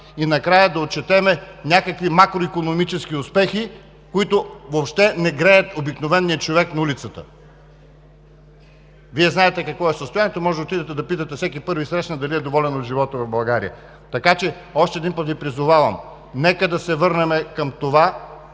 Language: Bulgarian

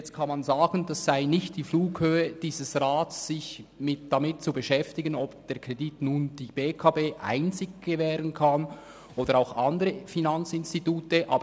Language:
Swiss German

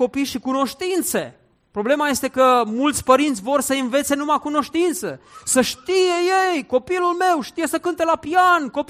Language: Romanian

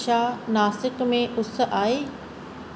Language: Sindhi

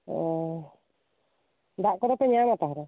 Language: Santali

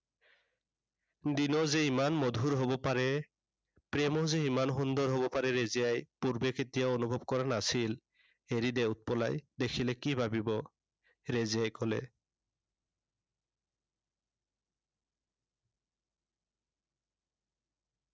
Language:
Assamese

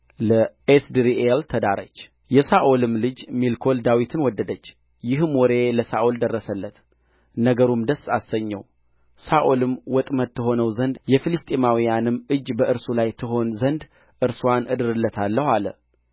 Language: Amharic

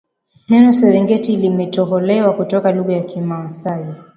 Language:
Swahili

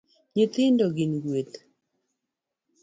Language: Luo (Kenya and Tanzania)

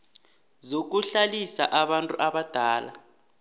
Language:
South Ndebele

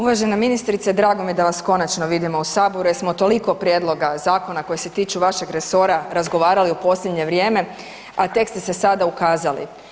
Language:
Croatian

